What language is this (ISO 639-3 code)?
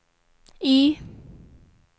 swe